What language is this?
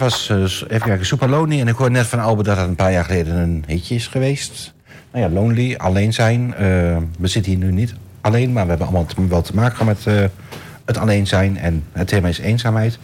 Dutch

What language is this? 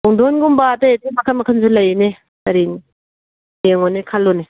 Manipuri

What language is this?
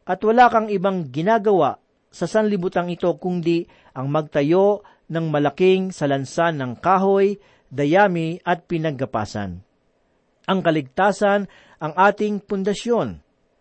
Filipino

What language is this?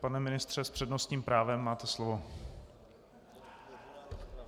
Czech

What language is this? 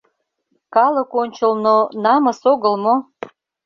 Mari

